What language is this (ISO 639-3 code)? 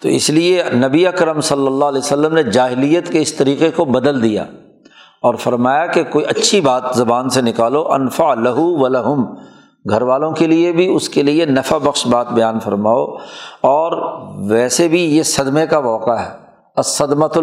urd